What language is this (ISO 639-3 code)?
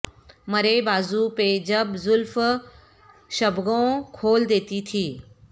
urd